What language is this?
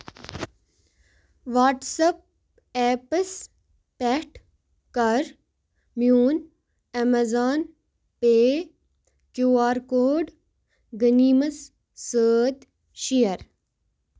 Kashmiri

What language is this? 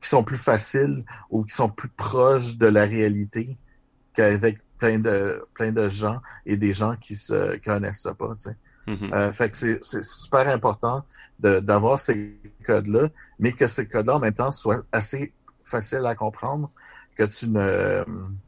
French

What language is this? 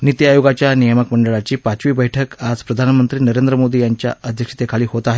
Marathi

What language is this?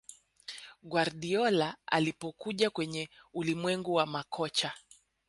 Swahili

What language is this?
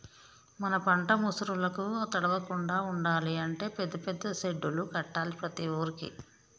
Telugu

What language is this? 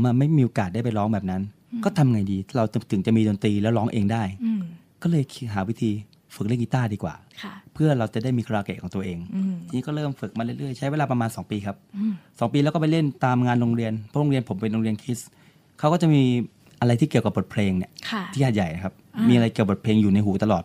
Thai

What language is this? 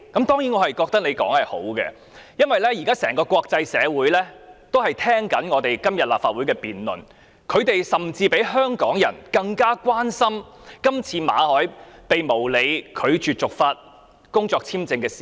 Cantonese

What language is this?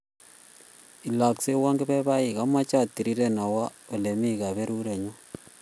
Kalenjin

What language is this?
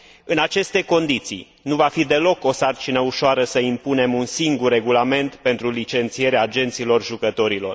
Romanian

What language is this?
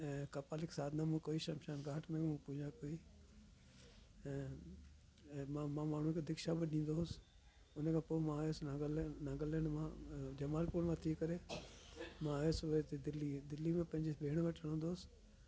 Sindhi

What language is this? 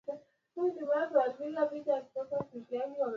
Swahili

